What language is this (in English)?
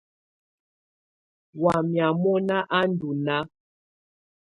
Tunen